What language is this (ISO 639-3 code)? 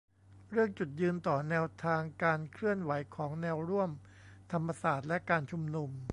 tha